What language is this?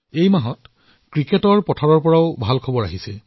Assamese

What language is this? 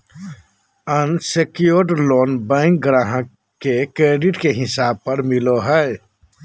Magahi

